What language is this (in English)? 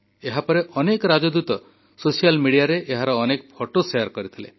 Odia